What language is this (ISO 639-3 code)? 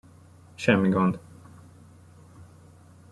hun